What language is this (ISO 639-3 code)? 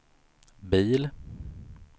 swe